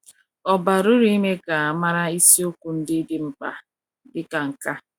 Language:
Igbo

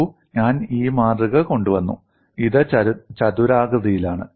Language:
Malayalam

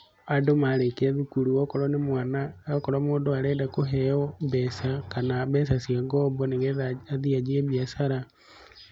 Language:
Kikuyu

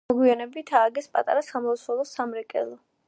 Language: Georgian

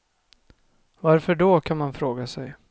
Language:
Swedish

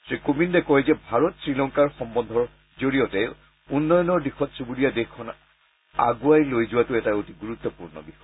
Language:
Assamese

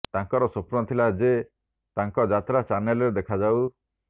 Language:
Odia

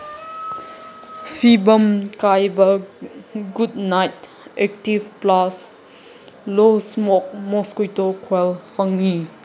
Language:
Manipuri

